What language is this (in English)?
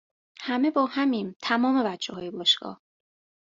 Persian